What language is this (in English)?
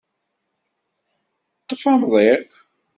Kabyle